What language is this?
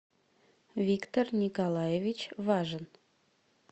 Russian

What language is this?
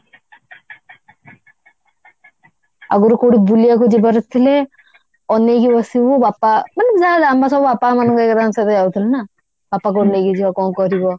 Odia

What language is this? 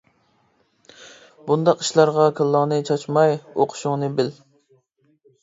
Uyghur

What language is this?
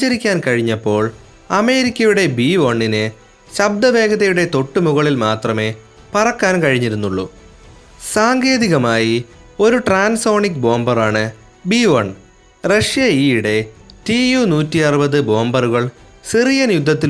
Malayalam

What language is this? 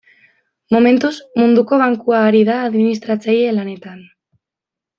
Basque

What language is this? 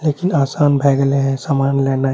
Maithili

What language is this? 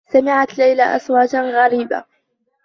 Arabic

